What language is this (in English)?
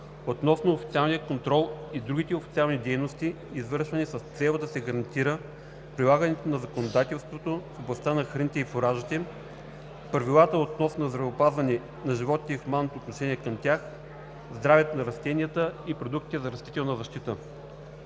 Bulgarian